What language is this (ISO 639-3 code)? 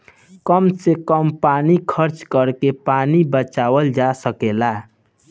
bho